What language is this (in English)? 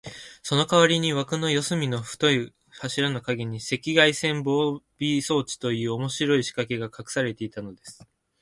Japanese